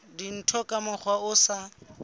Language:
Southern Sotho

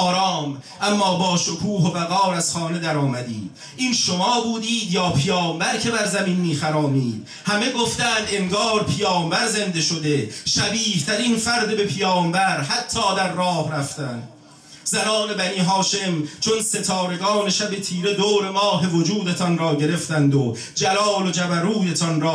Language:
Persian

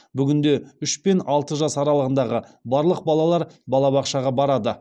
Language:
Kazakh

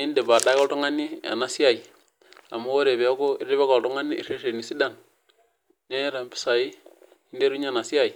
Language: Masai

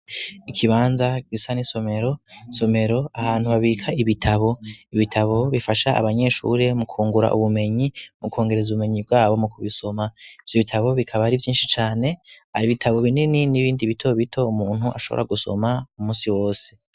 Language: Rundi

